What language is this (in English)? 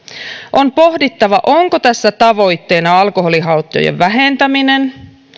Finnish